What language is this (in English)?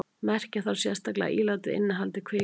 Icelandic